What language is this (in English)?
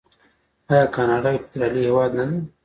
Pashto